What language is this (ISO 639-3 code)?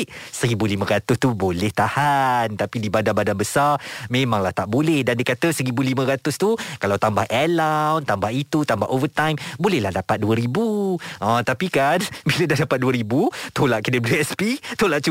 msa